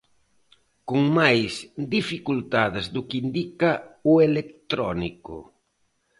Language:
Galician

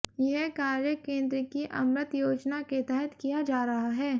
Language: Hindi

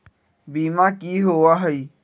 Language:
Magahi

